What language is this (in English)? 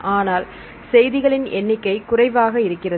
Tamil